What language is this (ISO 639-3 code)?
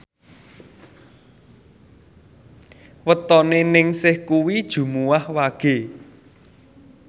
jav